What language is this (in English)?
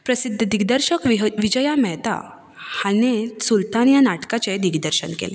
Konkani